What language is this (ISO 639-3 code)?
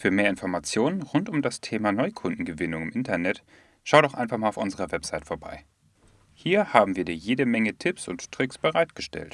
deu